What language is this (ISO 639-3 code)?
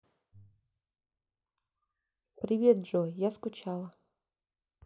rus